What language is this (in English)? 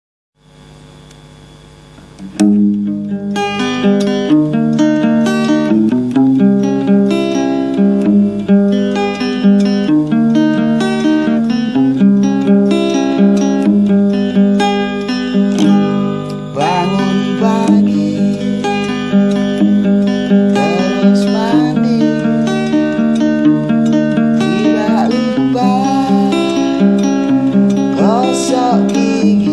Indonesian